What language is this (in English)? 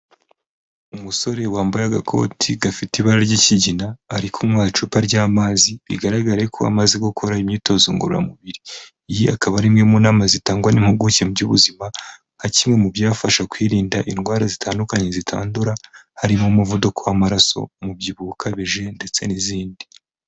Kinyarwanda